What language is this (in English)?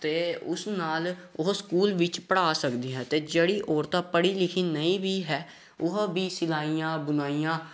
Punjabi